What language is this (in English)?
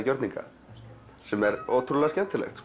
Icelandic